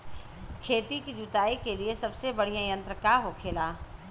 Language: Bhojpuri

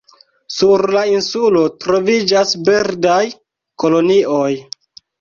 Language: Esperanto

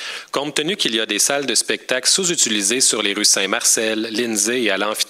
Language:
French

